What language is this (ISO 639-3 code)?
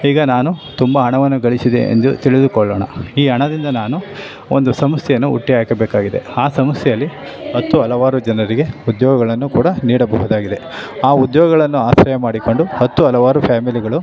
kan